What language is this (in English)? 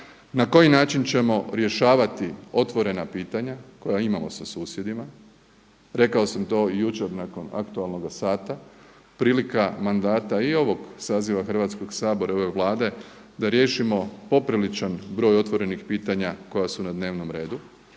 Croatian